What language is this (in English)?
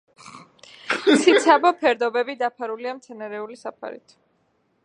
Georgian